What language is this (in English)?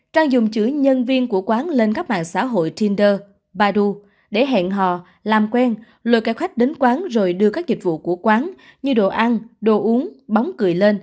Vietnamese